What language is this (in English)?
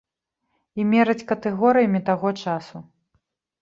Belarusian